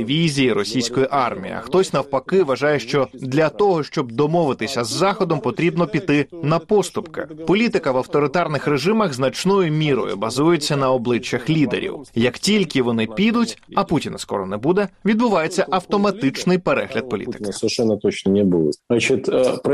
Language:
Ukrainian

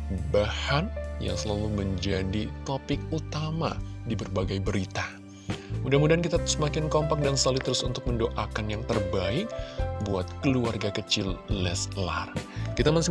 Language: Indonesian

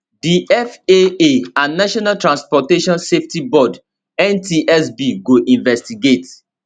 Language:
Nigerian Pidgin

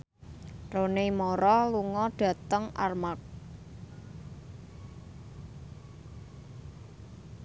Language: Javanese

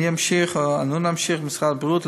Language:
Hebrew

